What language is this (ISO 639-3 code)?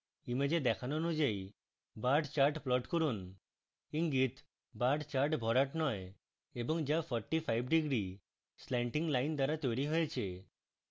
ben